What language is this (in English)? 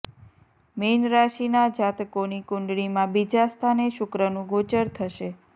Gujarati